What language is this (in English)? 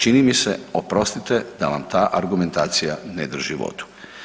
Croatian